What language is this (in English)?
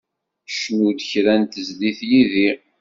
Kabyle